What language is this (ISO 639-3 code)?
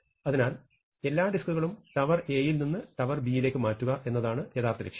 mal